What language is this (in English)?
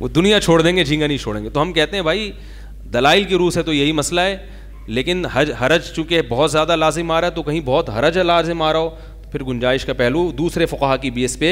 Hindi